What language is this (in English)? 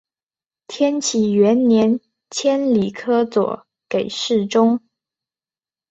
Chinese